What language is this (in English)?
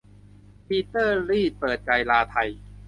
Thai